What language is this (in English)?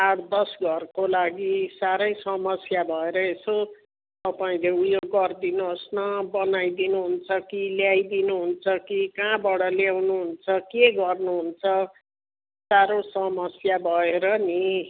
Nepali